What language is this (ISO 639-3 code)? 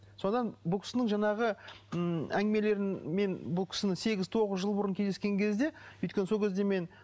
kaz